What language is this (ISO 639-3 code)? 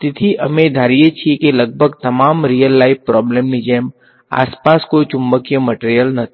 guj